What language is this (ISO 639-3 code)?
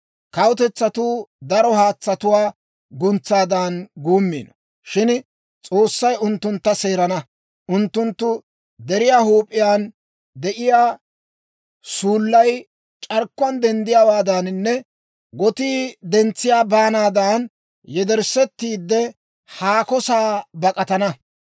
dwr